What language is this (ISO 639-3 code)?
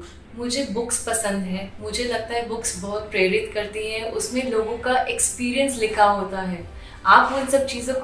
hin